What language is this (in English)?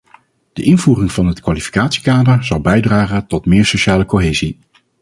Dutch